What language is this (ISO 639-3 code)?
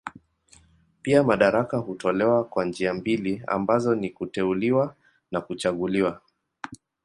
swa